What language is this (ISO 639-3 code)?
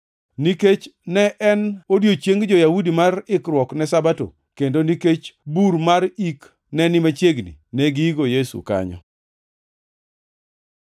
luo